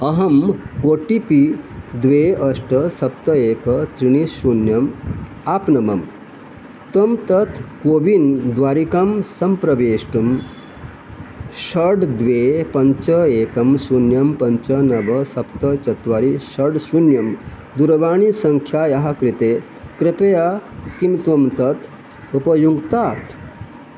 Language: Sanskrit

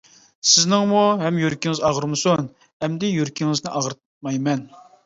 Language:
Uyghur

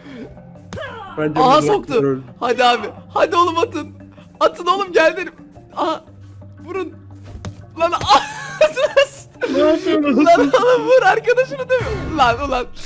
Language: Turkish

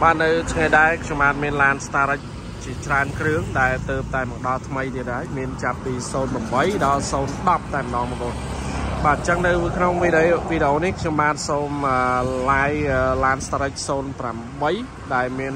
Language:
Vietnamese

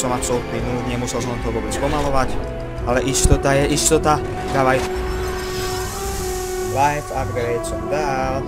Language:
Czech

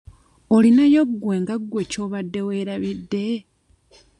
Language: Ganda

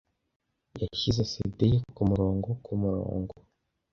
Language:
Kinyarwanda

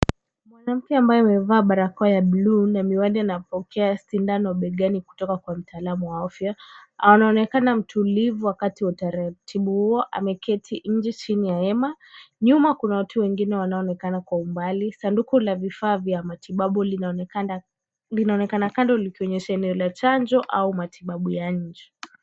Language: Swahili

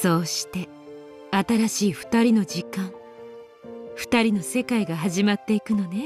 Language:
Japanese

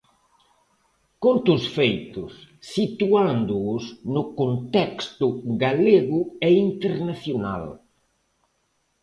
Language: Galician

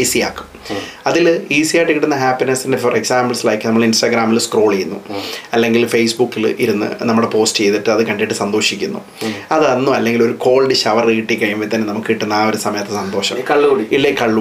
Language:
Malayalam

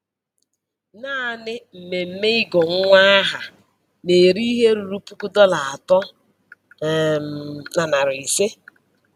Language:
Igbo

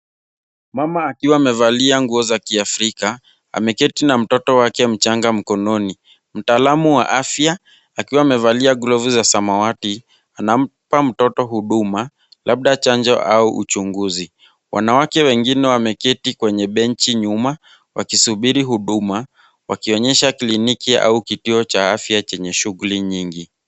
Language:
Swahili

